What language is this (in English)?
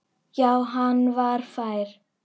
Icelandic